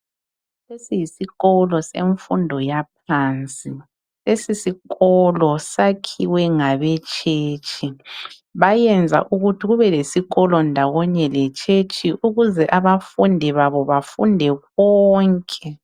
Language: North Ndebele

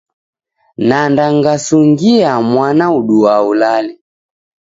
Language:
Taita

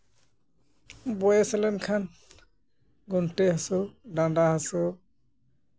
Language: Santali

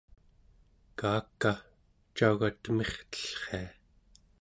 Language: Central Yupik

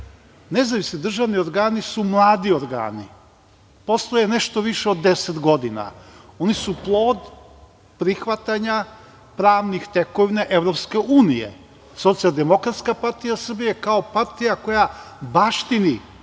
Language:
Serbian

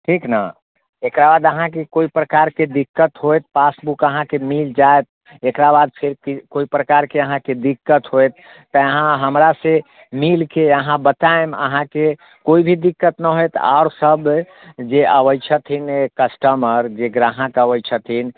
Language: Maithili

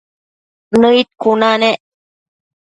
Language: Matsés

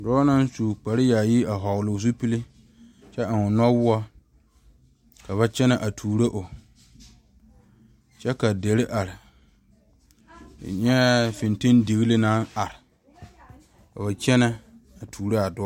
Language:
Southern Dagaare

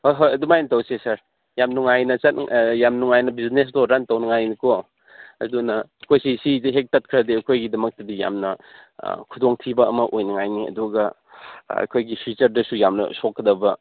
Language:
Manipuri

